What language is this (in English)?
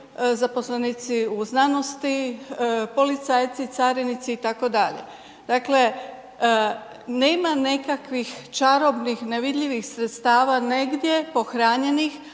Croatian